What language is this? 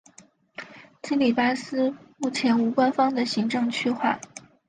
Chinese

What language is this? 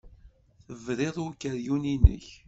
Kabyle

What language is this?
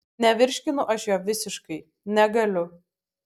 Lithuanian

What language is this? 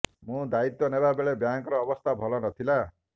Odia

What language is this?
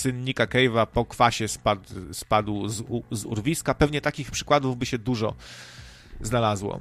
Polish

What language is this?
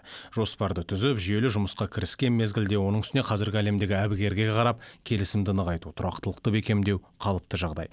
Kazakh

